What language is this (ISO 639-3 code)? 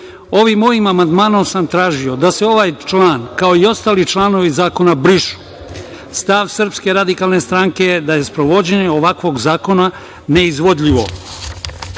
srp